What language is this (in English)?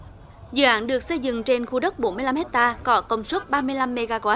Vietnamese